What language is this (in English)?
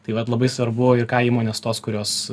Lithuanian